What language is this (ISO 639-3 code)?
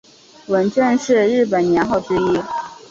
zho